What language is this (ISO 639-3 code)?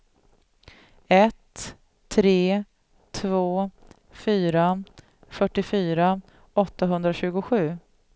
swe